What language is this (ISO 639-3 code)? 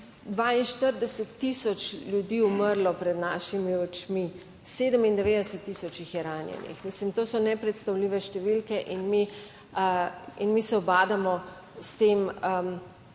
slv